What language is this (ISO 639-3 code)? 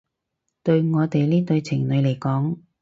yue